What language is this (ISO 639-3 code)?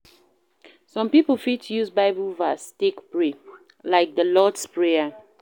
pcm